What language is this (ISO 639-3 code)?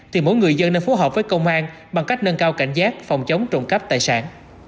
vie